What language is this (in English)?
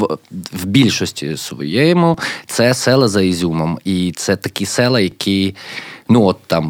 Ukrainian